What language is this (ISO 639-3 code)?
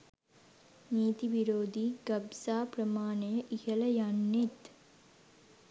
sin